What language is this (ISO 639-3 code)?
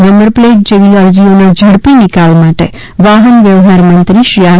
guj